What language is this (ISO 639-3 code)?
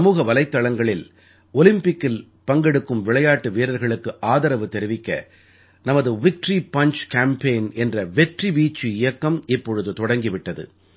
tam